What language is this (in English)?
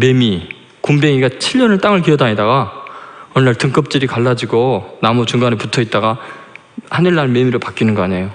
Korean